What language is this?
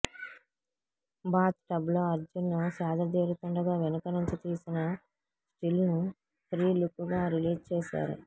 Telugu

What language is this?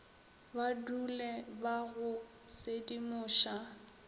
Northern Sotho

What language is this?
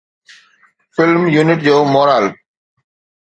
Sindhi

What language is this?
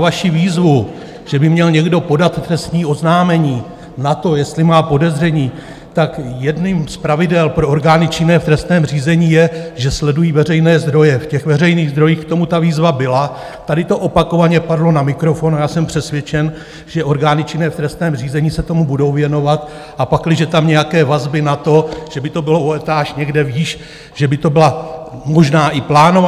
Czech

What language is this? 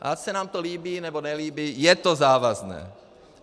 Czech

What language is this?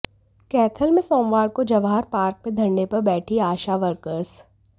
Hindi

